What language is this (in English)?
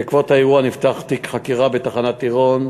Hebrew